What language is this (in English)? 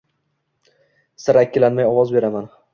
Uzbek